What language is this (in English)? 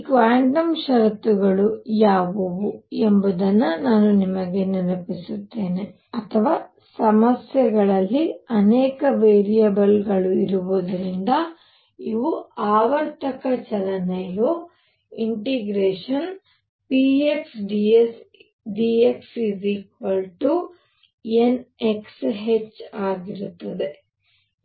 Kannada